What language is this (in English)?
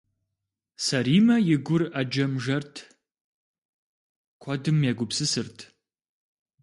Kabardian